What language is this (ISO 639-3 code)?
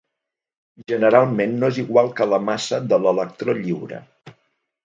cat